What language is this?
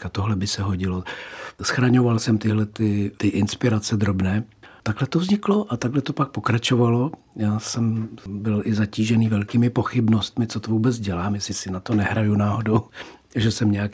Czech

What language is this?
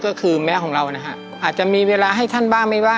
Thai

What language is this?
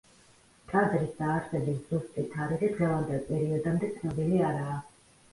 Georgian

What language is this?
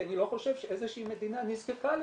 Hebrew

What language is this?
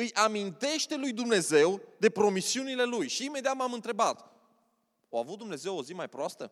Romanian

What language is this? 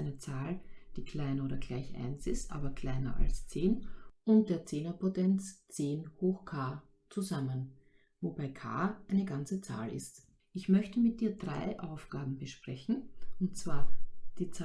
German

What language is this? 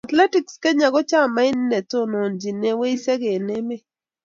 Kalenjin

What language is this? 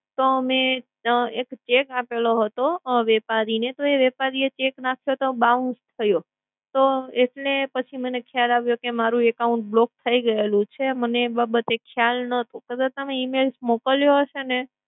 Gujarati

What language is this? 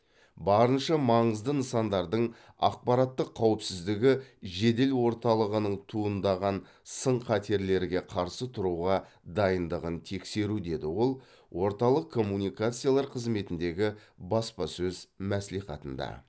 Kazakh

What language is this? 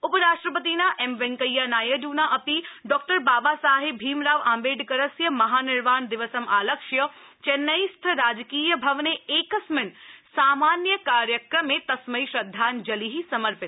Sanskrit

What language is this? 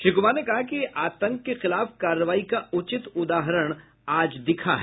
Hindi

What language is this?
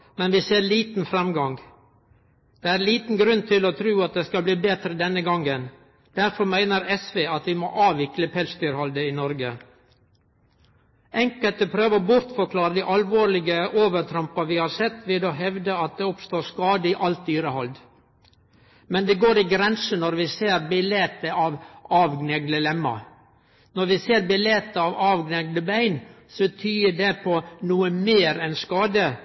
Norwegian Nynorsk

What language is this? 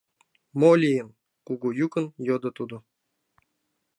Mari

